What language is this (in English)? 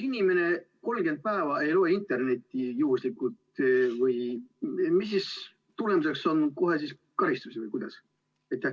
Estonian